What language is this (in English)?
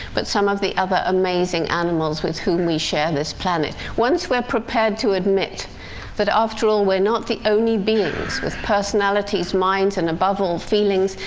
English